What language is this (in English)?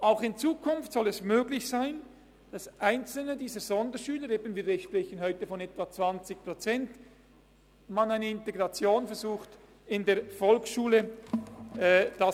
Swiss German